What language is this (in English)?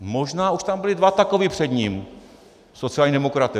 Czech